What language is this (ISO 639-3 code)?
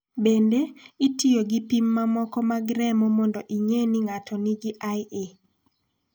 luo